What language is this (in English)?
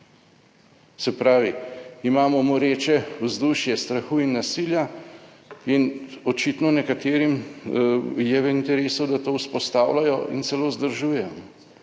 Slovenian